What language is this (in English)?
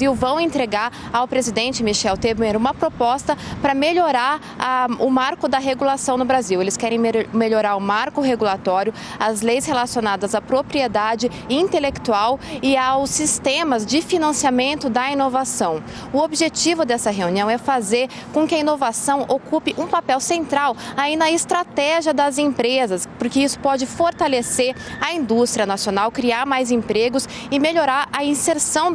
Portuguese